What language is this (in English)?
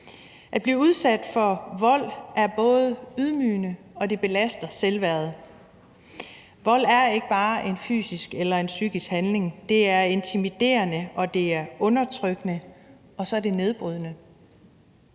Danish